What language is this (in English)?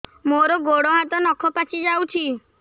Odia